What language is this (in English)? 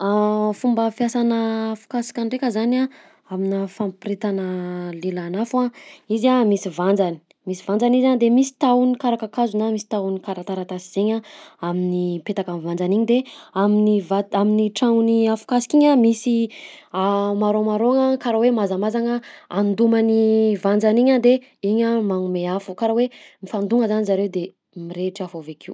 Southern Betsimisaraka Malagasy